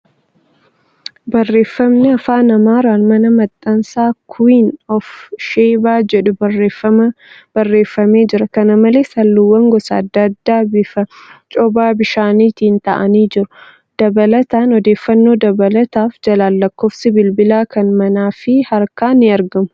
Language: Oromo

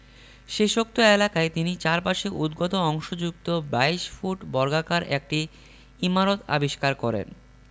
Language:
Bangla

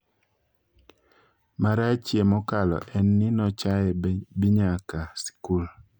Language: Luo (Kenya and Tanzania)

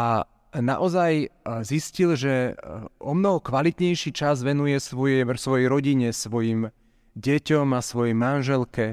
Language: Slovak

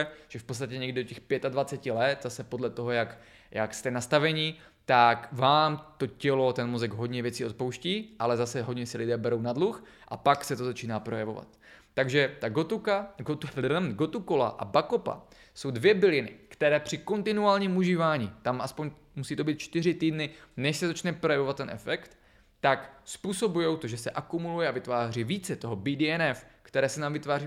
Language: Czech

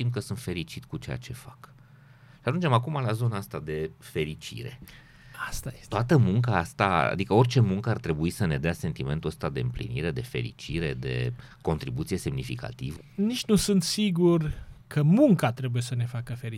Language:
Romanian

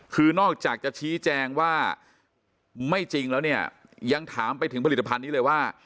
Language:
Thai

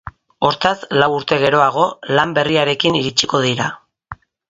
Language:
Basque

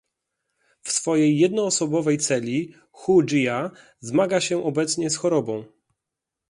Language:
Polish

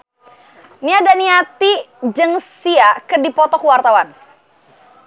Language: Sundanese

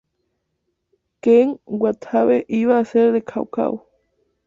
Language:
Spanish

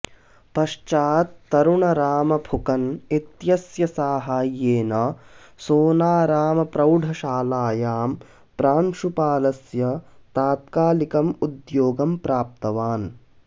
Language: Sanskrit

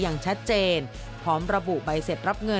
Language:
Thai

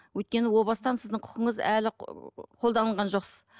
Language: Kazakh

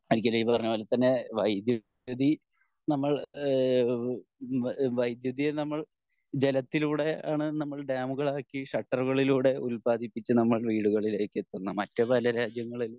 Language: Malayalam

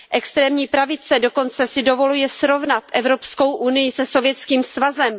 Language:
Czech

